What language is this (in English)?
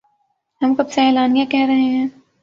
Urdu